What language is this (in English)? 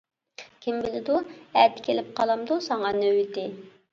Uyghur